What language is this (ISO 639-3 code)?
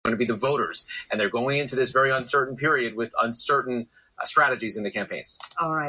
eng